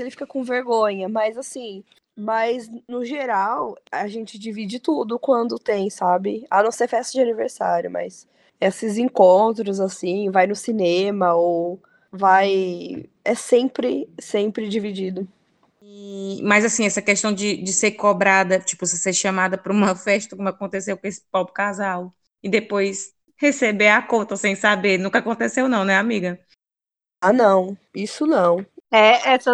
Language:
Portuguese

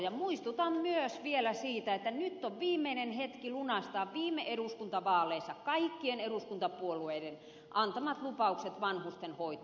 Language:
Finnish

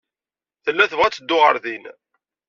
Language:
Kabyle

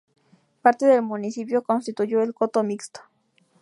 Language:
Spanish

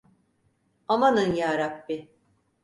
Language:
Turkish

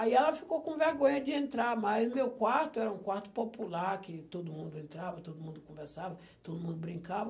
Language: Portuguese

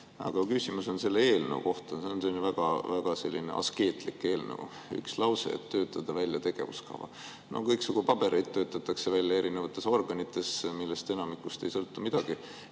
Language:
Estonian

